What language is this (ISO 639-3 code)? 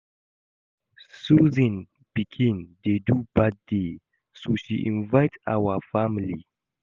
pcm